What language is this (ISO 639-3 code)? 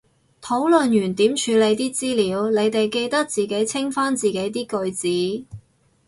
yue